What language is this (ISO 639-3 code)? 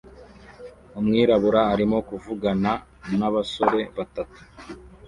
kin